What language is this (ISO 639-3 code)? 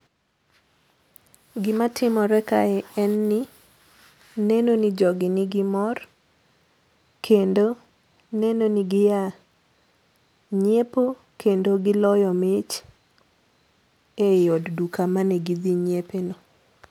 luo